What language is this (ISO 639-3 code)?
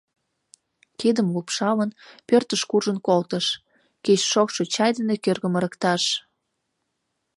chm